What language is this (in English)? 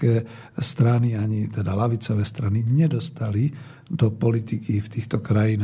Slovak